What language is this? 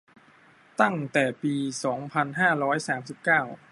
Thai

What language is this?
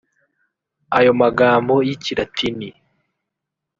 Kinyarwanda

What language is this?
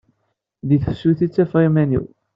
Kabyle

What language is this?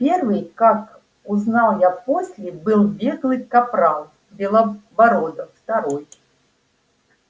Russian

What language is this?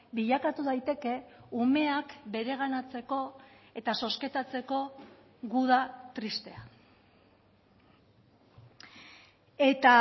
Basque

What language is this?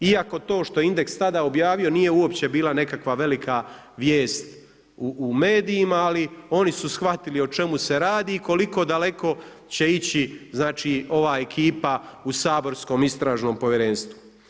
Croatian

